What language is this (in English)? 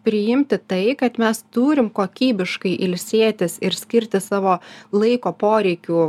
Lithuanian